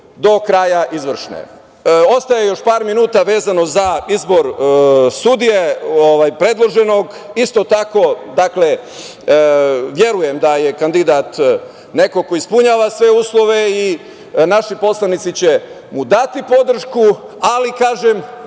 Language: Serbian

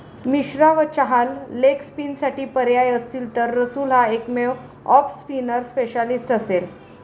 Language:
Marathi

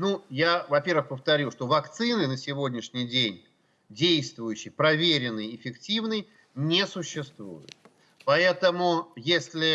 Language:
Russian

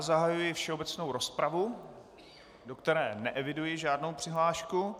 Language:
Czech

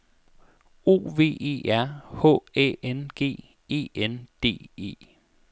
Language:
Danish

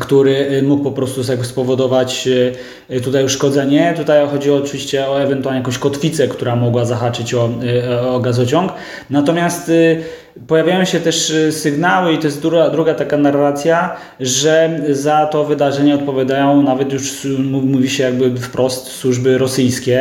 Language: Polish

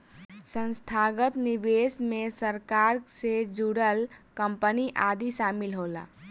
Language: Bhojpuri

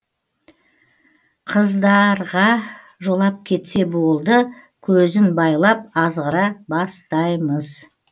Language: Kazakh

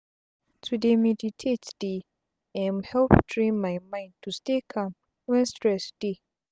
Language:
Nigerian Pidgin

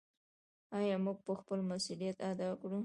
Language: Pashto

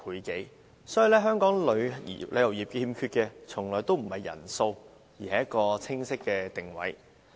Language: Cantonese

